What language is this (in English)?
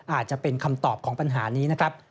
Thai